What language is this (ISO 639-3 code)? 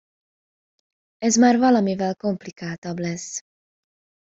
hun